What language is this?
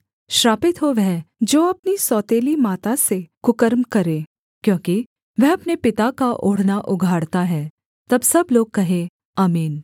Hindi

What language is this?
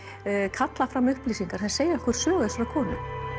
Icelandic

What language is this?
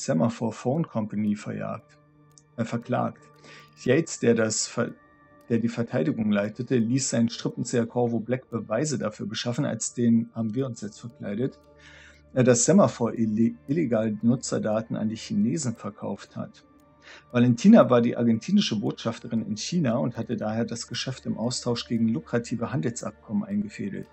German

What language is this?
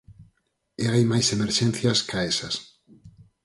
Galician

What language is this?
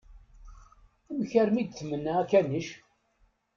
Kabyle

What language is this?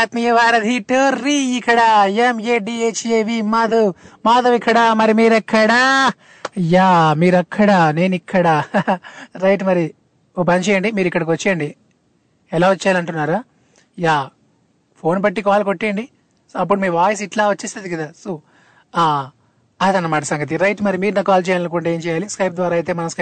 Telugu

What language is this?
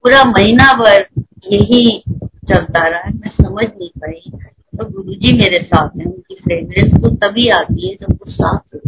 Hindi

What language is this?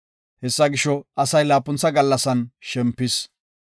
Gofa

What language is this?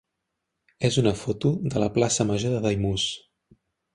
Catalan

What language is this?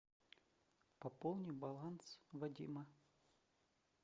Russian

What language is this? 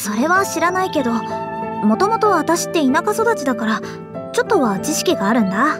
Japanese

